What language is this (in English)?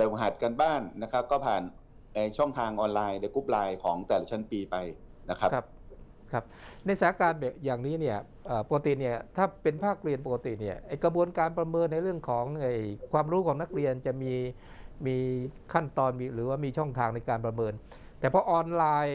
Thai